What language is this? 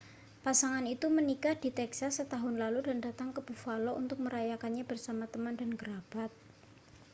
Indonesian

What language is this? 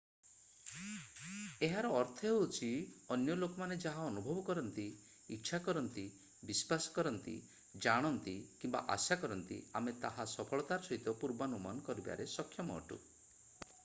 Odia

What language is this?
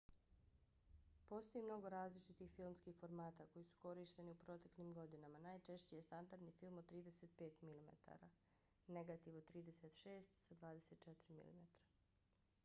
Bosnian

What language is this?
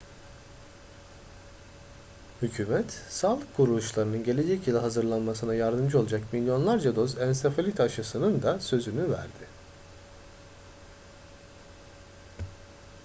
Turkish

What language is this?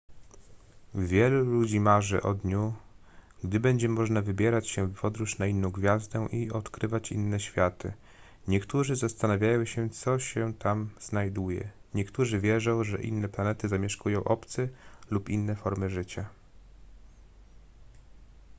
Polish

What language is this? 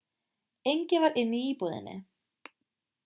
Icelandic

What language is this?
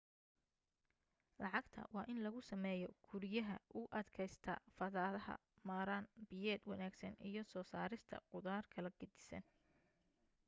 Somali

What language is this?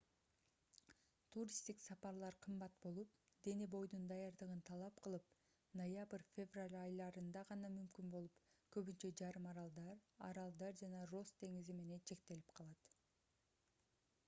Kyrgyz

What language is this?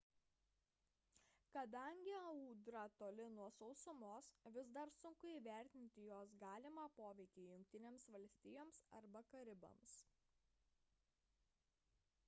Lithuanian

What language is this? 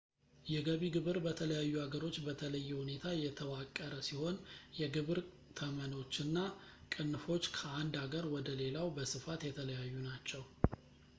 Amharic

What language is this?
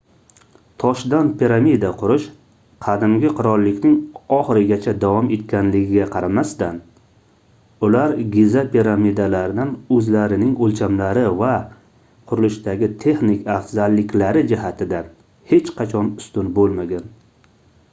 Uzbek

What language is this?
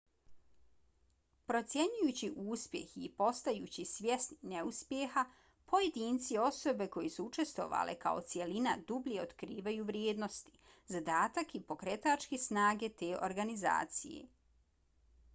Bosnian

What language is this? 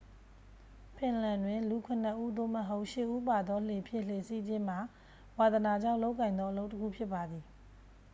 Burmese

